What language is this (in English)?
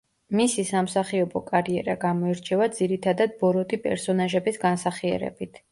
Georgian